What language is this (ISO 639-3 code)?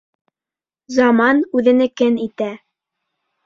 bak